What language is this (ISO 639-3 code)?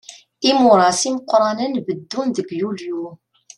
kab